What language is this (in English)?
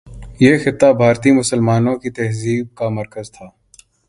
Urdu